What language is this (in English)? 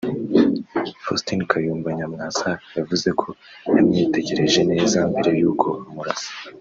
Kinyarwanda